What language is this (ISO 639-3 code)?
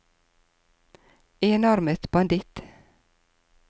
nor